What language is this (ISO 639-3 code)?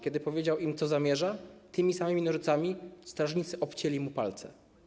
pol